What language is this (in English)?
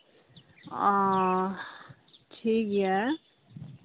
Santali